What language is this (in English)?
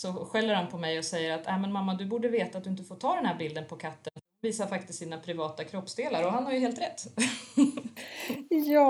Swedish